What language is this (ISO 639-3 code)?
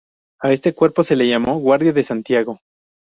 spa